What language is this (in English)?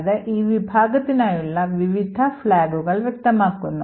Malayalam